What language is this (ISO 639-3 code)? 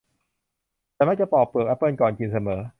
tha